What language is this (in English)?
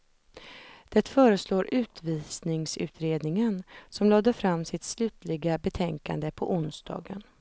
Swedish